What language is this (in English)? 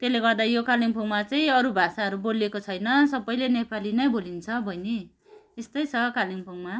Nepali